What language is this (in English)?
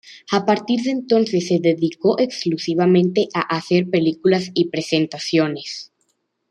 Spanish